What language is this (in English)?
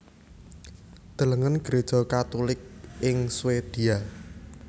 Javanese